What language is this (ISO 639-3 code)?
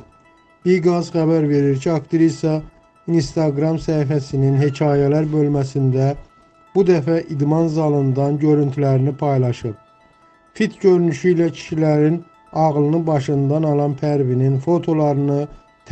tur